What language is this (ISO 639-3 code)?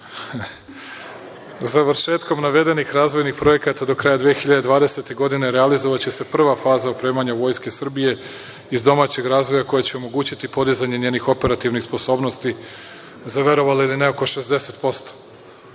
srp